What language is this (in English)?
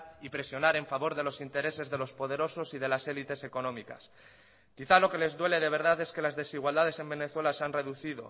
Spanish